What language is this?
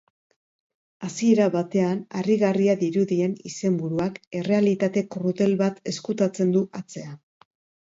Basque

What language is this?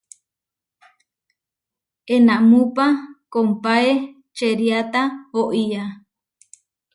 Huarijio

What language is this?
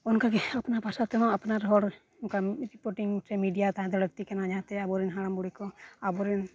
Santali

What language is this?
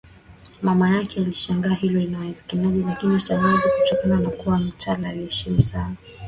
Swahili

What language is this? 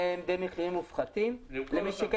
Hebrew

